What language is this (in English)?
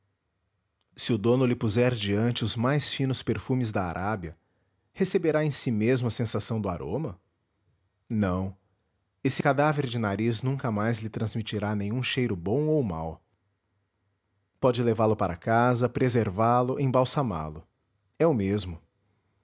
Portuguese